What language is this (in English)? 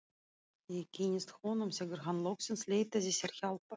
Icelandic